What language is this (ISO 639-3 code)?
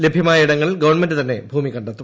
mal